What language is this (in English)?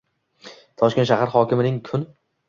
Uzbek